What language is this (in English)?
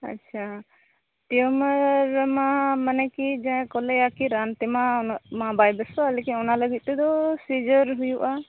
Santali